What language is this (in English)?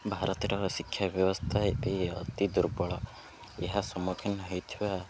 Odia